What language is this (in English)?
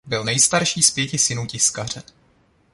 Czech